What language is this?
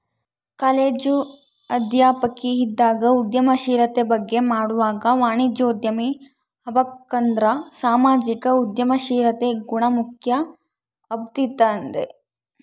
Kannada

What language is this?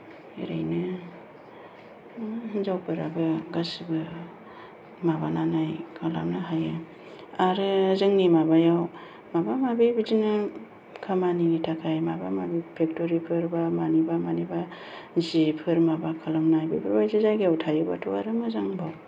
Bodo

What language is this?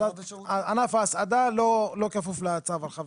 Hebrew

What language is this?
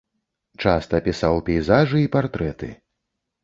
Belarusian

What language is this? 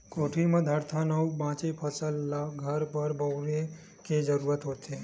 Chhattisgarhi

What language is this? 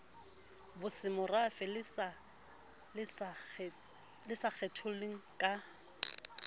Southern Sotho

